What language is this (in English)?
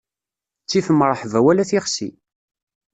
Kabyle